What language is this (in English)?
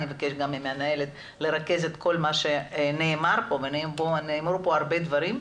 Hebrew